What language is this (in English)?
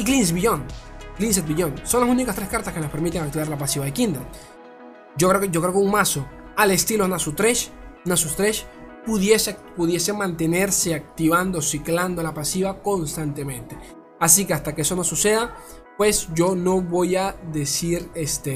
Spanish